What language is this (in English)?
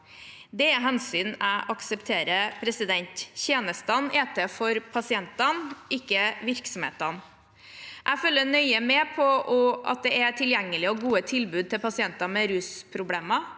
Norwegian